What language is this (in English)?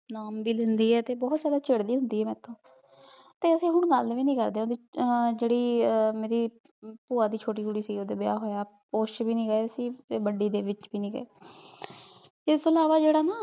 Punjabi